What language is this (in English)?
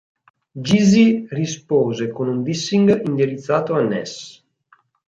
Italian